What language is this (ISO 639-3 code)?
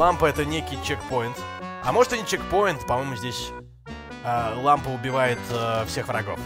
rus